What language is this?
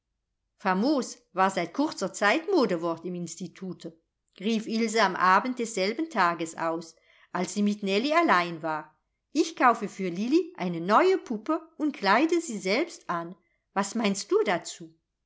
German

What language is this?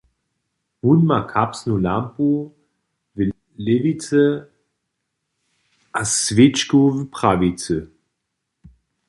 Upper Sorbian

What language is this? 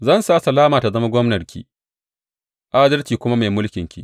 Hausa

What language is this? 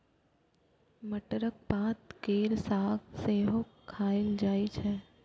Maithili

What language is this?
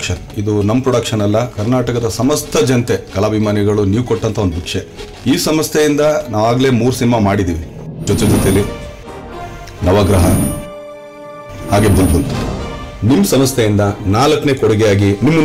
Turkish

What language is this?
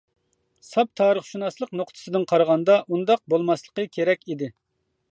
Uyghur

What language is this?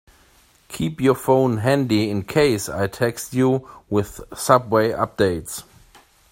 English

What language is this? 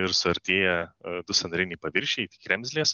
Lithuanian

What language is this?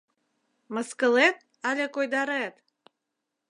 Mari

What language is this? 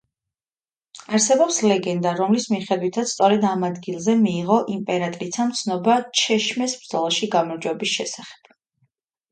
Georgian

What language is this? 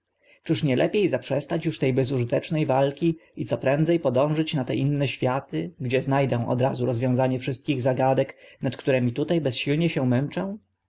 Polish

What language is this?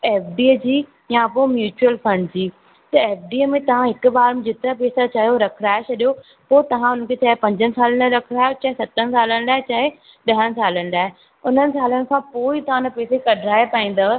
Sindhi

